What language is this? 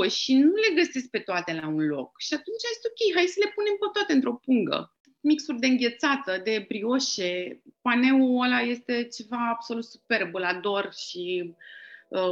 Romanian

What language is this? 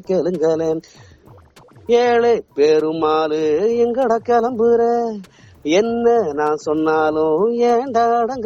Tamil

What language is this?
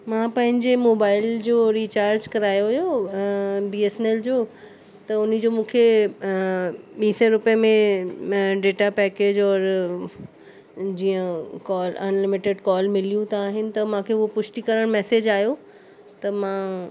Sindhi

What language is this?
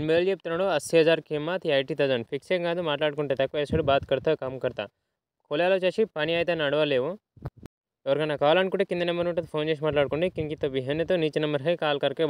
Thai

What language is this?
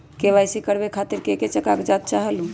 Magahi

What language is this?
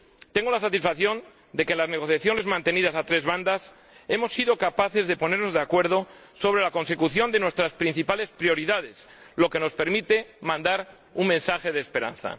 Spanish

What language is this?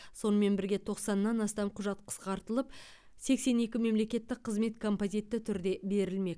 Kazakh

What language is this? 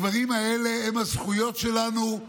Hebrew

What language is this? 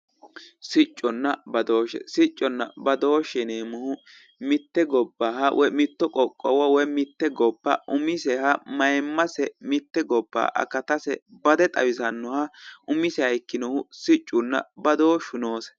Sidamo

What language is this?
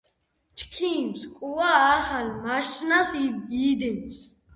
Georgian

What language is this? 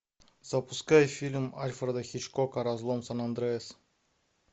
Russian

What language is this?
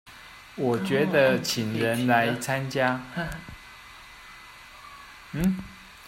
Chinese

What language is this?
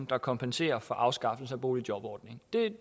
Danish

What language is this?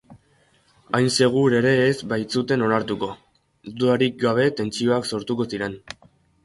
Basque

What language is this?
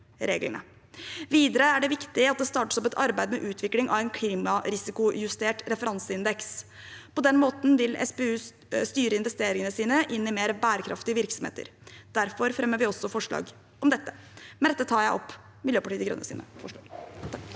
Norwegian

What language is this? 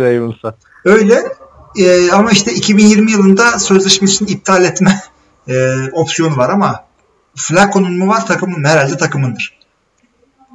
Turkish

